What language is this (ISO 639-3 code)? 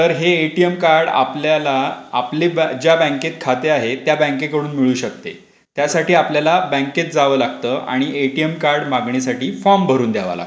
mar